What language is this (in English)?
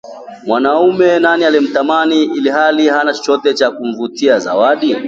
Swahili